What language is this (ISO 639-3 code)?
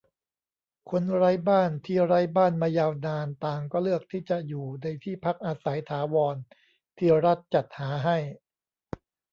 tha